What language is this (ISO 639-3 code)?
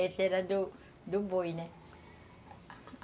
por